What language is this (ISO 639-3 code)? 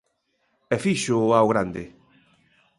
glg